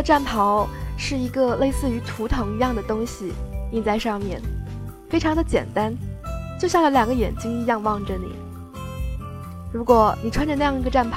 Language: Chinese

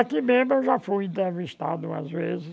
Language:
Portuguese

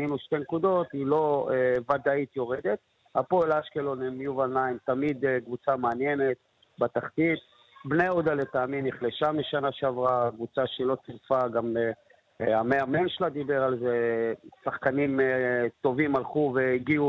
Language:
Hebrew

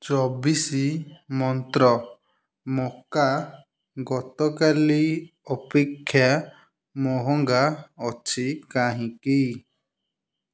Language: Odia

